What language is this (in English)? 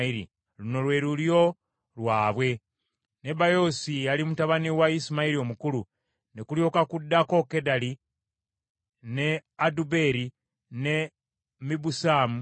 Ganda